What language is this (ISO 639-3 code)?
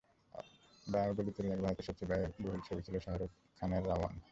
ben